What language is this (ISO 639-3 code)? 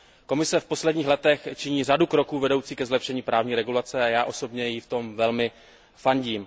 ces